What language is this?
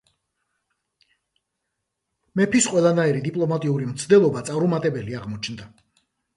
Georgian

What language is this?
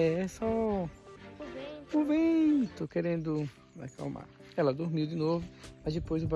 Portuguese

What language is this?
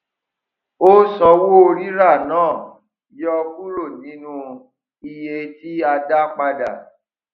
Yoruba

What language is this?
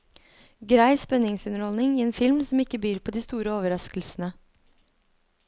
Norwegian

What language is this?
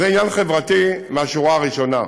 Hebrew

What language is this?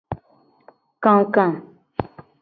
Gen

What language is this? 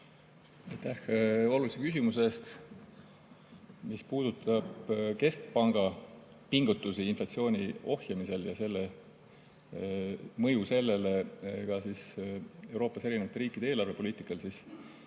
Estonian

